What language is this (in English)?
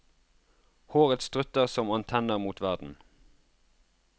Norwegian